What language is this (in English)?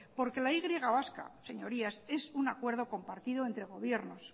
Spanish